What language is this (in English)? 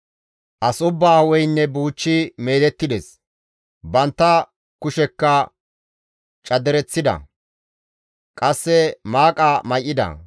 Gamo